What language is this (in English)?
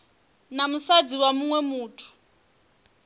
Venda